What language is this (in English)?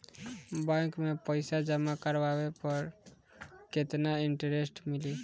Bhojpuri